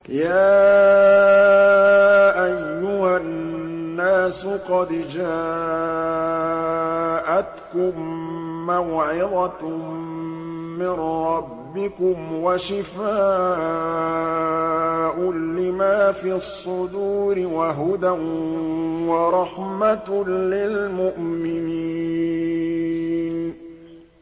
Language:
Arabic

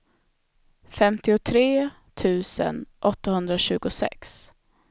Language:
Swedish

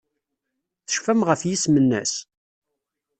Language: Kabyle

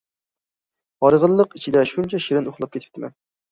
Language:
Uyghur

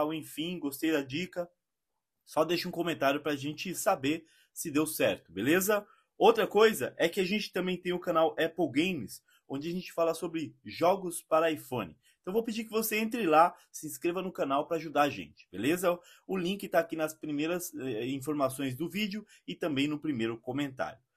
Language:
Portuguese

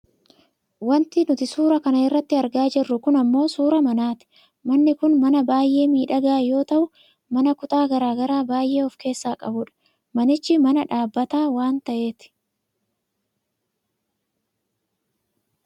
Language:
Oromo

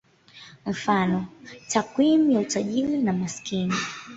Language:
Swahili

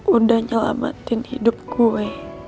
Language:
Indonesian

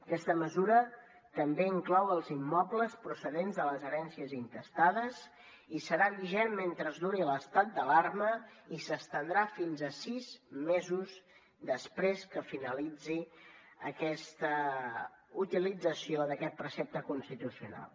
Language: Catalan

